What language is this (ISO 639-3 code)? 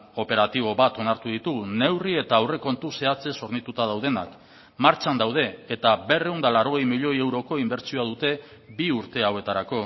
eus